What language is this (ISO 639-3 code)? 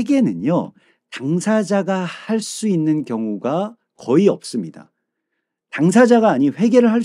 kor